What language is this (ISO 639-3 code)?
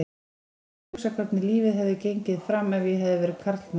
isl